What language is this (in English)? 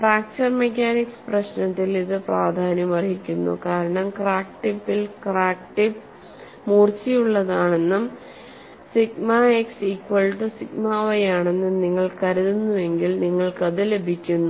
Malayalam